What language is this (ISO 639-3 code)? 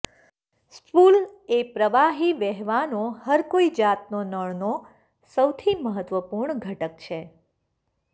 guj